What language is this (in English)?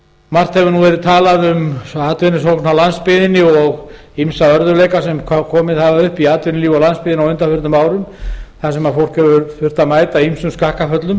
Icelandic